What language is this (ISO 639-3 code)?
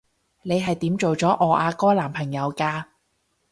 yue